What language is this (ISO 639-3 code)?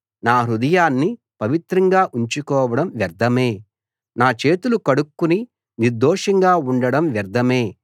tel